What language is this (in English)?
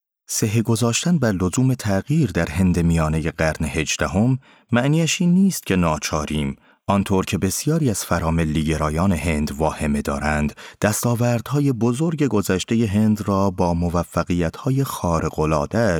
Persian